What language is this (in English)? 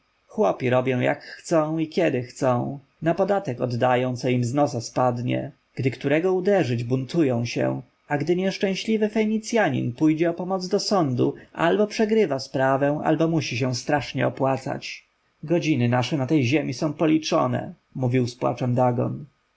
Polish